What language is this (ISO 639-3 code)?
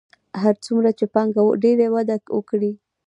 pus